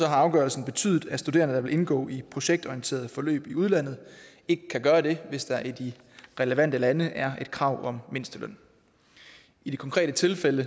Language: Danish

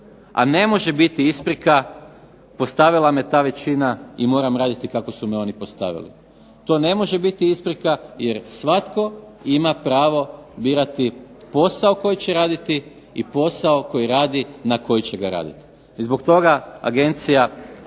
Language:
Croatian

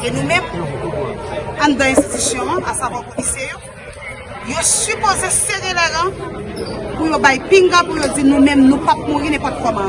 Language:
French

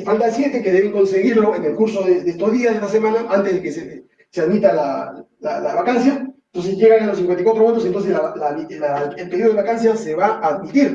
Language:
Spanish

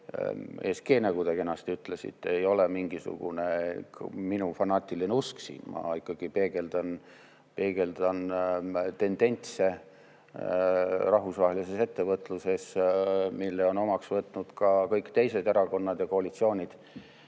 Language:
Estonian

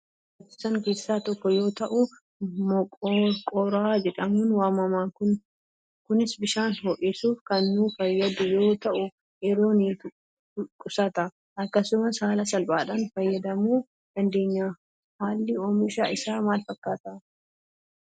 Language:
Oromo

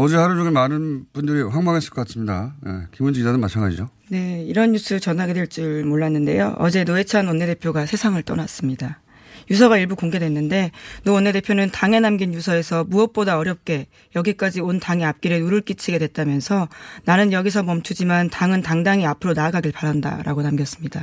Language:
Korean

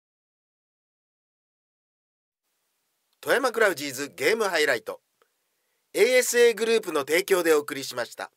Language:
Japanese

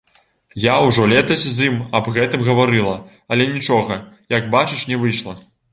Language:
Belarusian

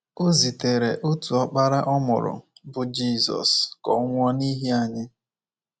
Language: Igbo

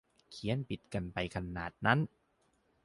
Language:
Thai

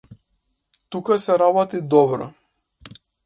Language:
Macedonian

